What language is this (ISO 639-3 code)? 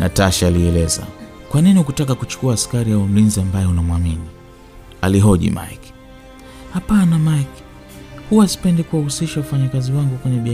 swa